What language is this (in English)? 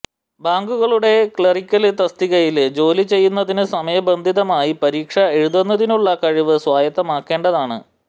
Malayalam